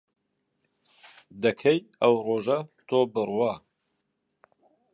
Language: Central Kurdish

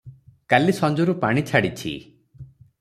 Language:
Odia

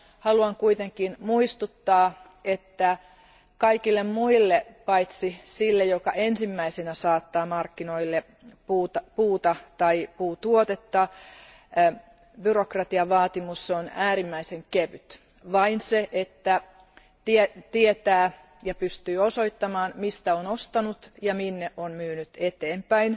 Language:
Finnish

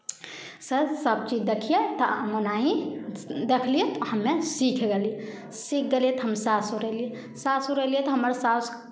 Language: Maithili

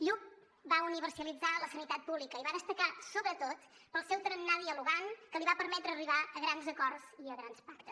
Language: Catalan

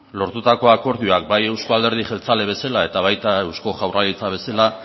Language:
Basque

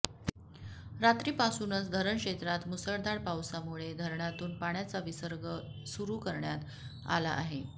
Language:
Marathi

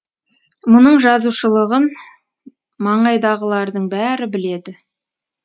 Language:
Kazakh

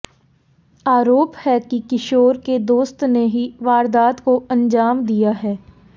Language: Hindi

